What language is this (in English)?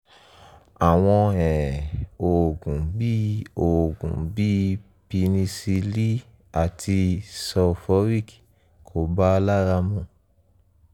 Yoruba